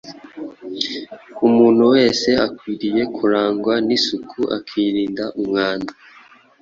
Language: Kinyarwanda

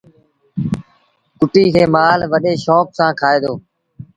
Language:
Sindhi Bhil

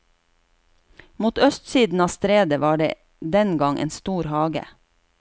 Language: Norwegian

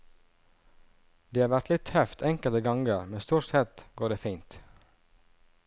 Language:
Norwegian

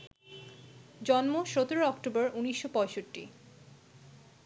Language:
Bangla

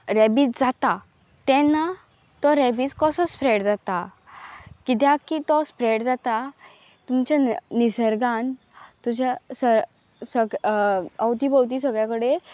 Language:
Konkani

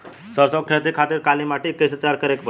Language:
Bhojpuri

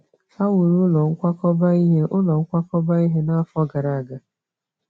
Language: Igbo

